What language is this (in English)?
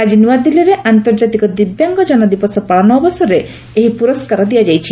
Odia